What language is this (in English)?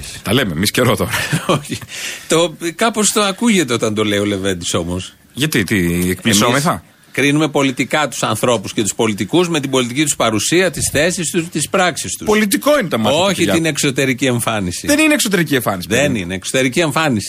Greek